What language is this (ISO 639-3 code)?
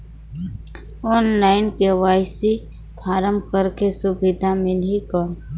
hne